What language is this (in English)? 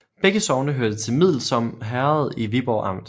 Danish